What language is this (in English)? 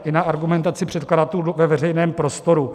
Czech